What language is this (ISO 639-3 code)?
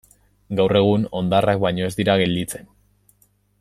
eus